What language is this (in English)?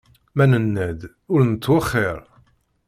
Kabyle